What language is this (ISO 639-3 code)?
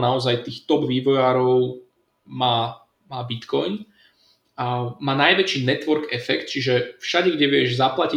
slk